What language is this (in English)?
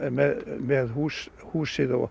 Icelandic